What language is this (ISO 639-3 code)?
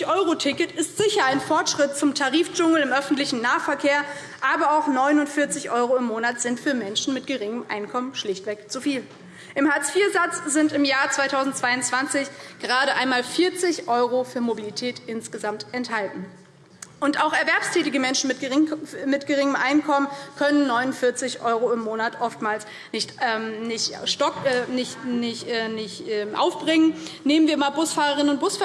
deu